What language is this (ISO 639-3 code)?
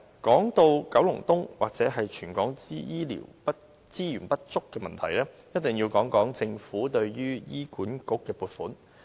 yue